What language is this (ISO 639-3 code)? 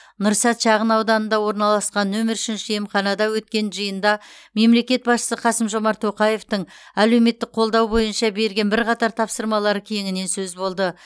kaz